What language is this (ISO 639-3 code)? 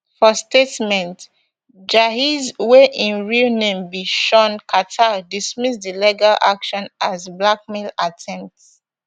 pcm